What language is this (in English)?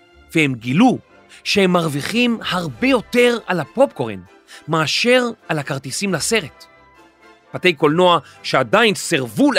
Hebrew